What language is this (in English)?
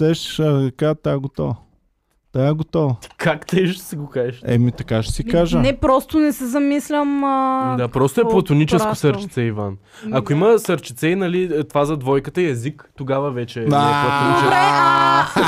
Bulgarian